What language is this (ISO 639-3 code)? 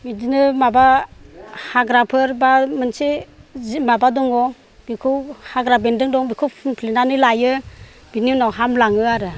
brx